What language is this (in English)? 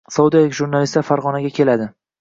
Uzbek